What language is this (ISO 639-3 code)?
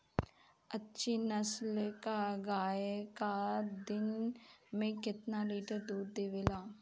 bho